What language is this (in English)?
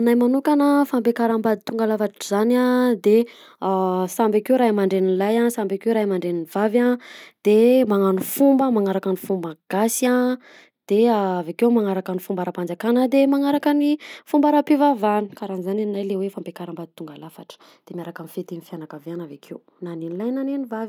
Southern Betsimisaraka Malagasy